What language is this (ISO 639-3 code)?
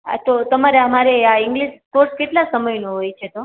guj